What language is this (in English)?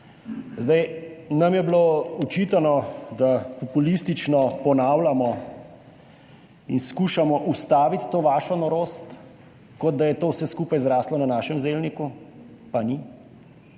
Slovenian